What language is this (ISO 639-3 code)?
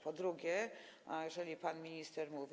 pol